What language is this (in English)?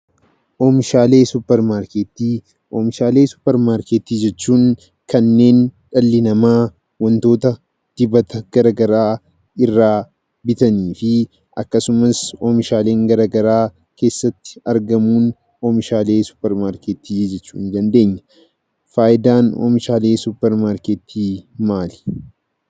Oromo